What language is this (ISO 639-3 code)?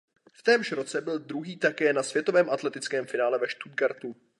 ces